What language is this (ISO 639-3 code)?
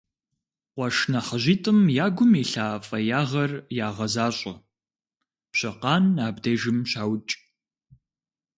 kbd